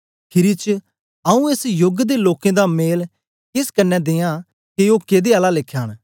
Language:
Dogri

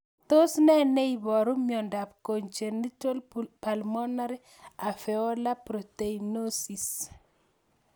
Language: Kalenjin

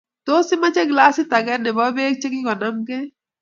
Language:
Kalenjin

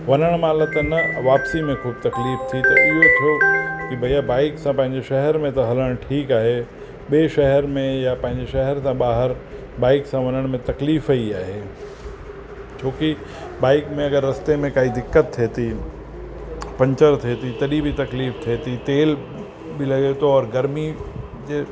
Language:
Sindhi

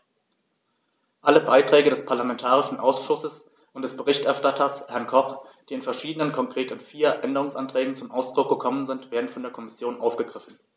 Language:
German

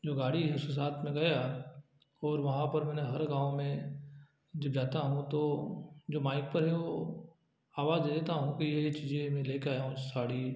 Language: Hindi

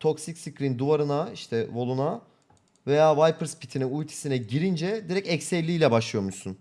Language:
Turkish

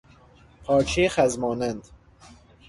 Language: Persian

